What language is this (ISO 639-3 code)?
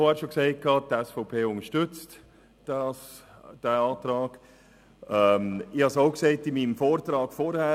gsw